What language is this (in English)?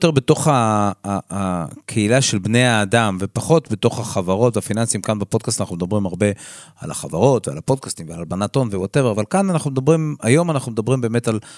Hebrew